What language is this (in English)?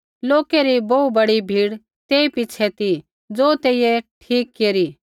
Kullu Pahari